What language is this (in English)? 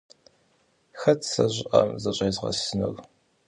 Kabardian